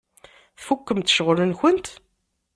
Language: Kabyle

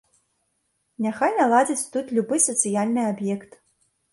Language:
Belarusian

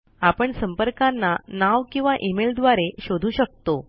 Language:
Marathi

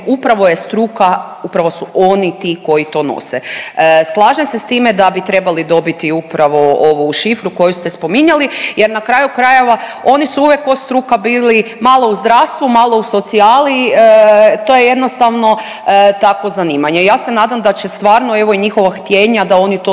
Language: Croatian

